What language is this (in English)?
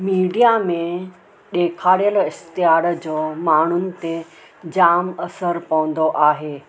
Sindhi